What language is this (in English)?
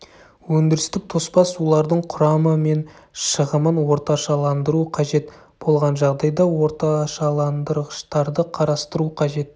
Kazakh